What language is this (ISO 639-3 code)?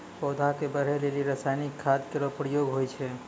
mai